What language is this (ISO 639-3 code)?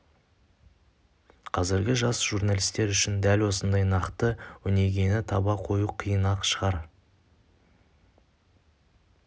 kaz